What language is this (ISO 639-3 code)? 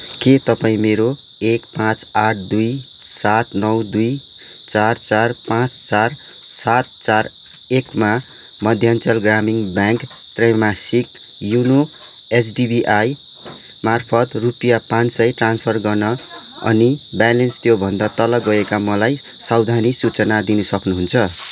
nep